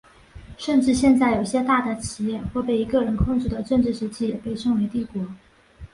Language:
Chinese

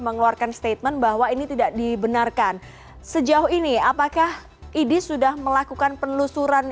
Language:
Indonesian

